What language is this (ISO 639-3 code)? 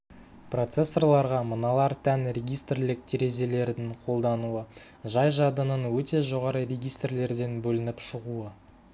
kaz